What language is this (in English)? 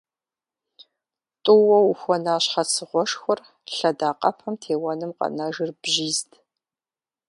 Kabardian